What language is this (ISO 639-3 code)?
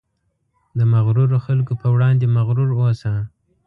pus